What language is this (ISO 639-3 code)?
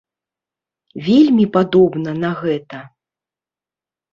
bel